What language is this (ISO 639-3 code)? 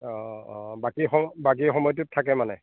asm